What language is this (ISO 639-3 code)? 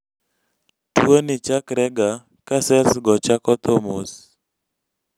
luo